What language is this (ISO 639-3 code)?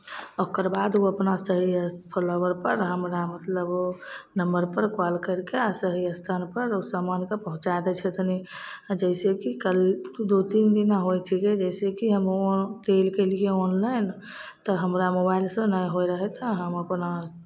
mai